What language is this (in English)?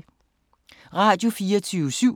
Danish